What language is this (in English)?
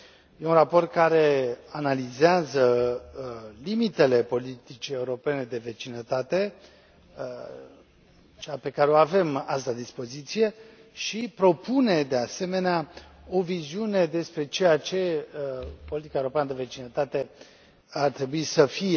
Romanian